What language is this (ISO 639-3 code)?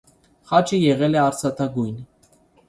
hye